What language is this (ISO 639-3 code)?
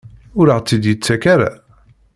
kab